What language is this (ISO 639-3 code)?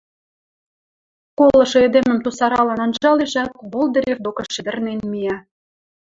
mrj